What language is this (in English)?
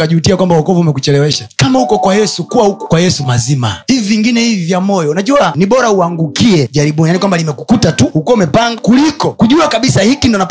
Swahili